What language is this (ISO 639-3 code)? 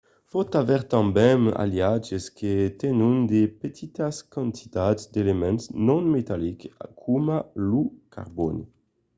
oci